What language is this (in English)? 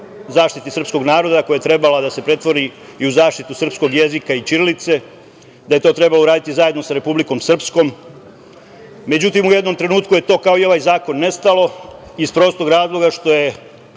Serbian